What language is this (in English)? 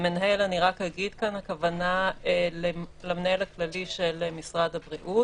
Hebrew